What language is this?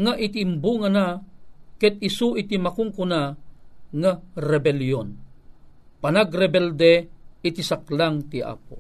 Filipino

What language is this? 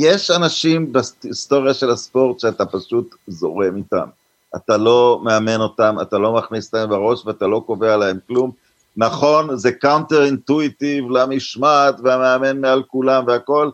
Hebrew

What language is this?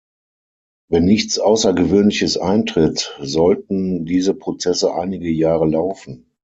German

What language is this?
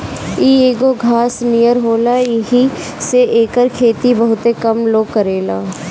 Bhojpuri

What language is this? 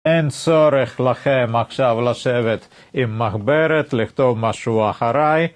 Hebrew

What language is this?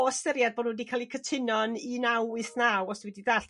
Welsh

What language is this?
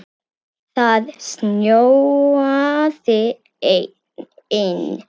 Icelandic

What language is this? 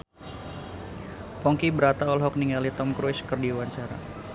Sundanese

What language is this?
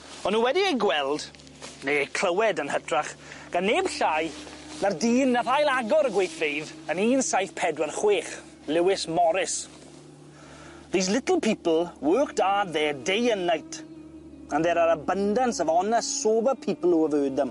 Welsh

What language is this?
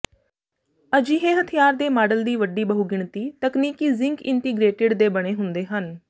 Punjabi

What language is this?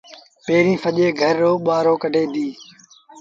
Sindhi Bhil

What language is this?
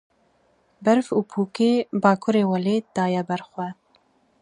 Kurdish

